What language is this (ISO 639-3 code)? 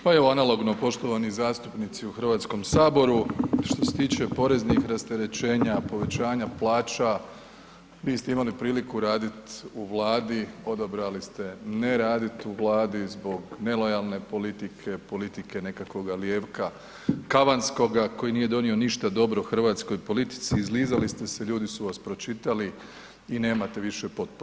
hrv